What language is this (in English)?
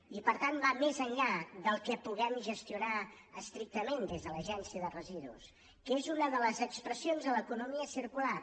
Catalan